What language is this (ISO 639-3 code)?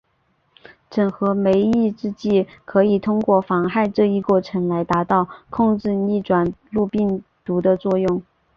zho